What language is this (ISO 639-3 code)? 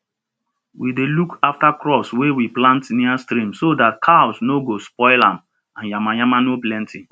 pcm